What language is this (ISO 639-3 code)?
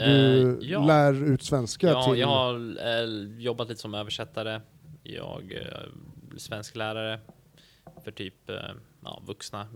swe